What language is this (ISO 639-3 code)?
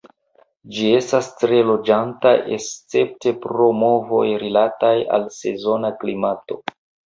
epo